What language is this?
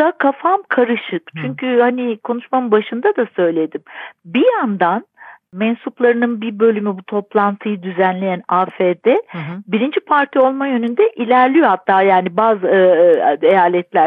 Turkish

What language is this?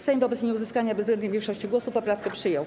Polish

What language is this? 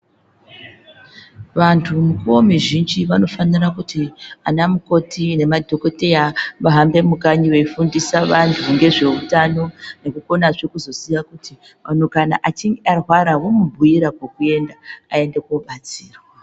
Ndau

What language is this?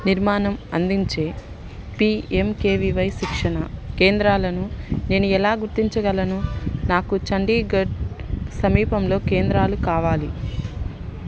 Telugu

